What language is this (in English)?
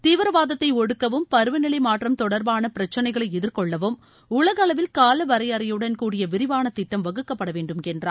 Tamil